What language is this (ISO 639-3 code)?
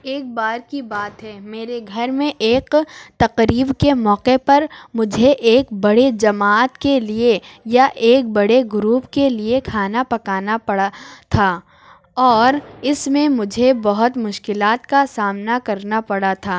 urd